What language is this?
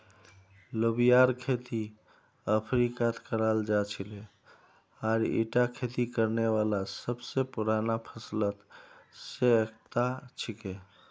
Magahi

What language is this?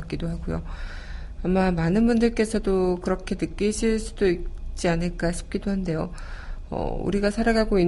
Korean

